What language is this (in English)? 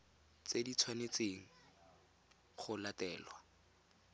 Tswana